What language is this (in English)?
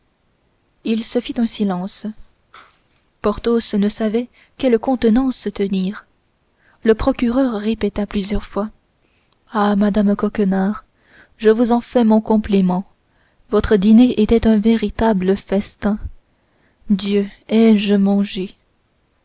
French